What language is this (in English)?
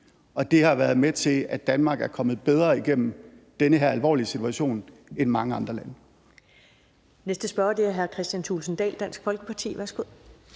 Danish